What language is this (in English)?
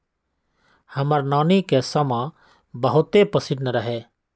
Magahi